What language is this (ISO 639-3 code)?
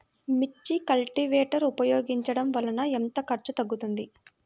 tel